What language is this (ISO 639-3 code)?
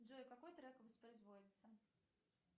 rus